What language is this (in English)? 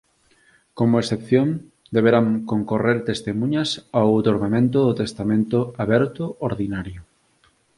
Galician